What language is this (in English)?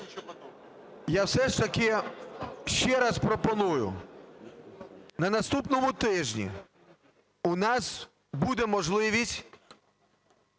Ukrainian